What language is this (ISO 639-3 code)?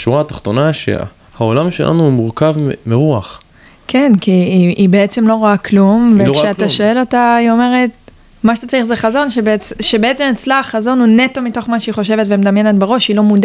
heb